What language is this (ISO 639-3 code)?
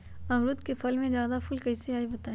mag